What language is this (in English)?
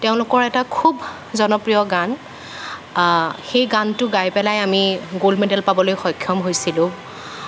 Assamese